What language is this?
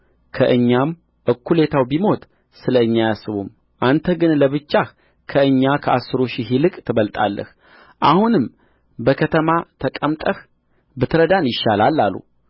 Amharic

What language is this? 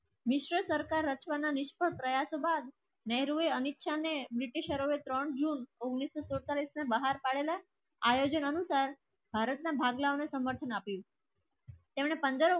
Gujarati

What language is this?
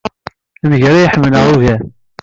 Kabyle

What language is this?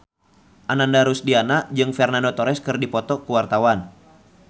Sundanese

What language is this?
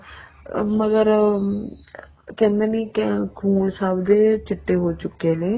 Punjabi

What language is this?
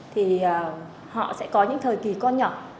Vietnamese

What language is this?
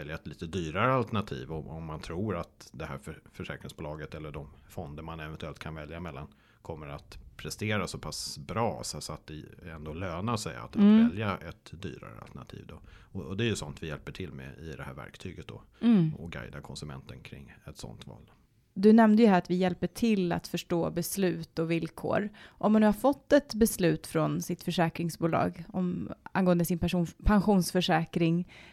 Swedish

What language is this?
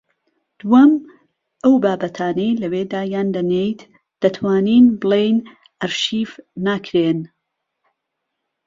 Central Kurdish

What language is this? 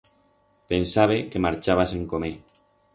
Aragonese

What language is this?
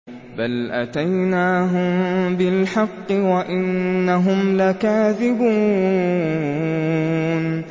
Arabic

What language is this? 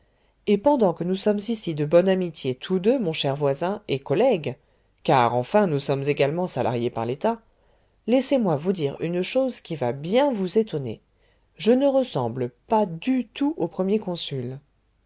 French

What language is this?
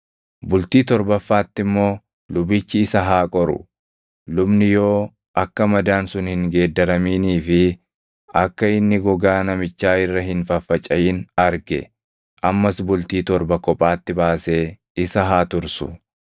Oromo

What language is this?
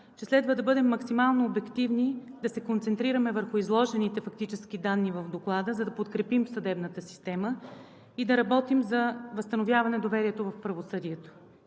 Bulgarian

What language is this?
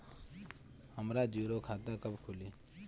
Bhojpuri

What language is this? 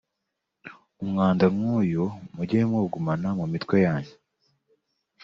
Kinyarwanda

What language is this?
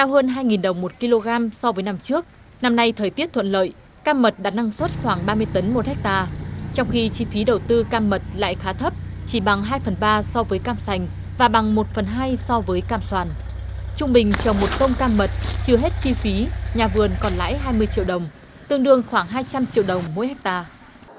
Vietnamese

